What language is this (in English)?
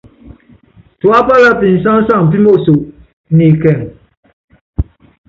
Yangben